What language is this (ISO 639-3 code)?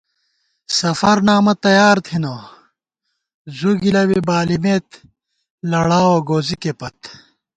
gwt